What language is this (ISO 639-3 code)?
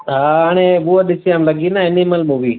snd